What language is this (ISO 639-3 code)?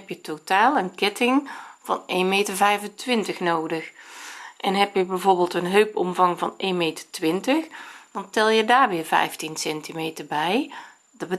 nld